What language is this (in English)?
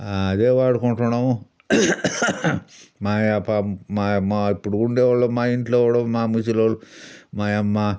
Telugu